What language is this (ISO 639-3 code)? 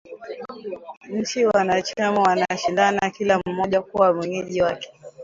swa